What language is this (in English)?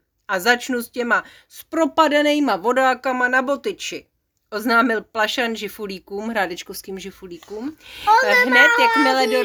Czech